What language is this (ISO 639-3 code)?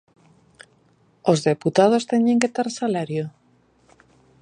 glg